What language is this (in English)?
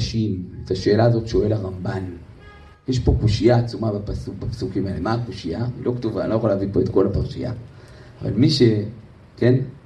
Hebrew